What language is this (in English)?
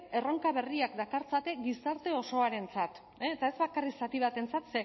Basque